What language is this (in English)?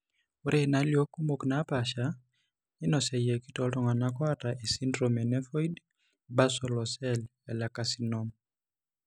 Masai